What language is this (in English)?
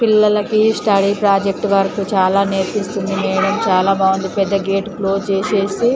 Telugu